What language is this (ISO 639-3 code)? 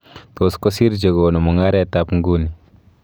kln